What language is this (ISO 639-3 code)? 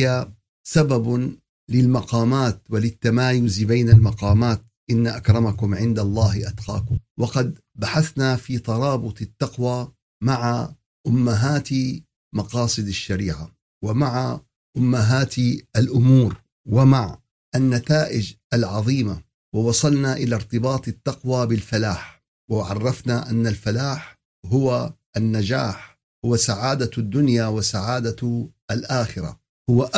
ara